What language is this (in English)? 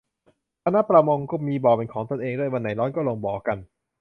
Thai